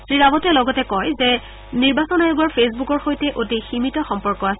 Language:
Assamese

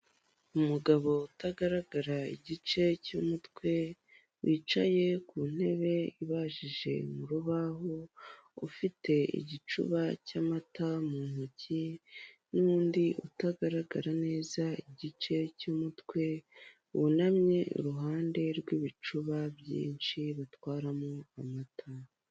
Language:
Kinyarwanda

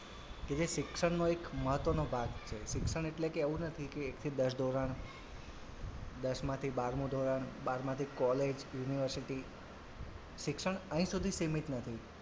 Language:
Gujarati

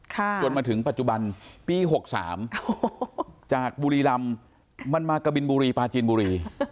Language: Thai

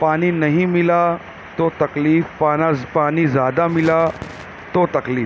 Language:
Urdu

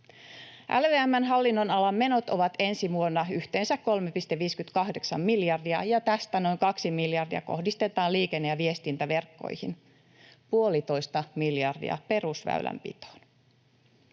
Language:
Finnish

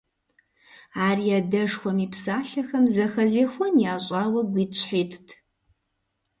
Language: Kabardian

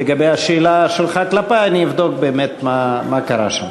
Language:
Hebrew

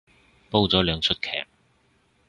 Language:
Cantonese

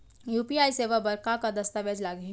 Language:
Chhattisgarhi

